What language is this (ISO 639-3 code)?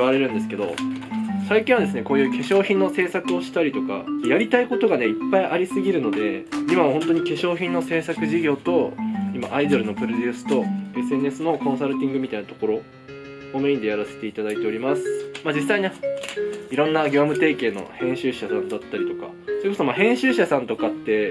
jpn